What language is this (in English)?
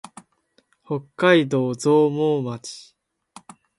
Japanese